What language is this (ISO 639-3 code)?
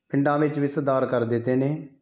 pan